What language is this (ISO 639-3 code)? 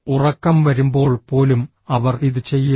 mal